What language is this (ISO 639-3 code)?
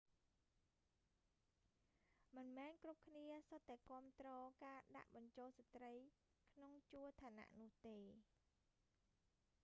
khm